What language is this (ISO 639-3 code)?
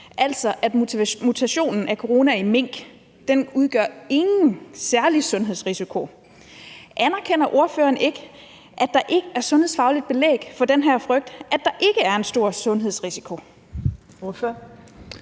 dan